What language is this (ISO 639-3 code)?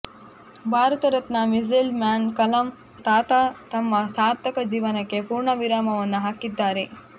kan